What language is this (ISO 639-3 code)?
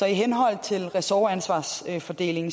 dan